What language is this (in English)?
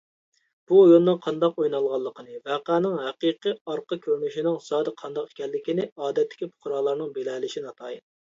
Uyghur